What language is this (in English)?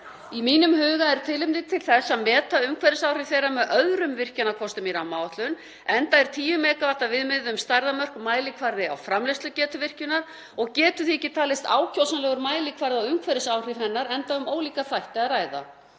Icelandic